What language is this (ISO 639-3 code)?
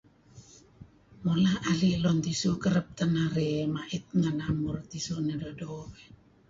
kzi